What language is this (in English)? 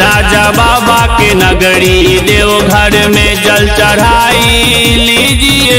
Hindi